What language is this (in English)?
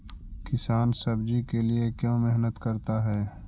Magahi